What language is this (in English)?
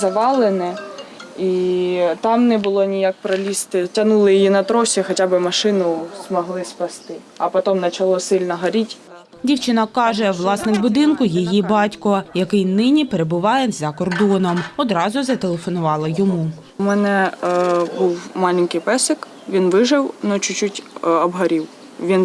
Ukrainian